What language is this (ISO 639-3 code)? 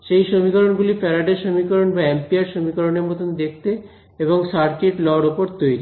ben